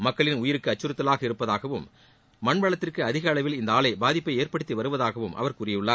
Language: Tamil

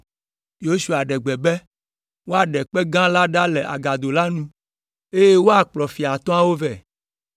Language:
Ewe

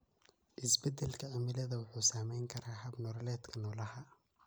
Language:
Somali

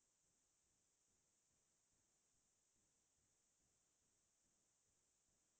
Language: Assamese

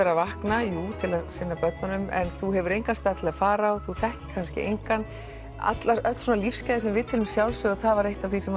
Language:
Icelandic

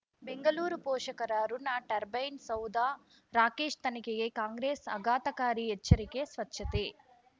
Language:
Kannada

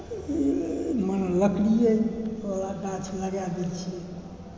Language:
Maithili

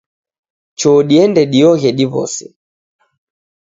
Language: Taita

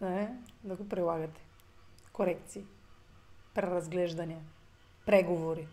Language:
Bulgarian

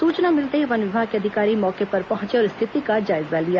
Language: Hindi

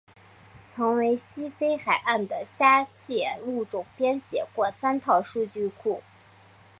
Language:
Chinese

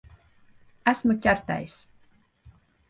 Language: Latvian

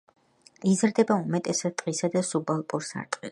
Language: Georgian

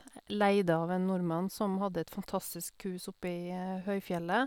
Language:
Norwegian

